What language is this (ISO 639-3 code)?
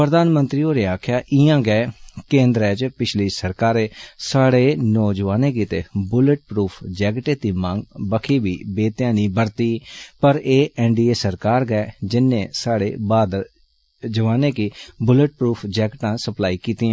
doi